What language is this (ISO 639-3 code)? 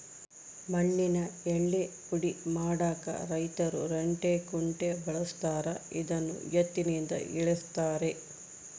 kan